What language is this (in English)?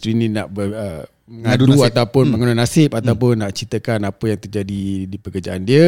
Malay